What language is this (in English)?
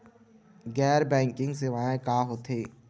Chhattisgarhi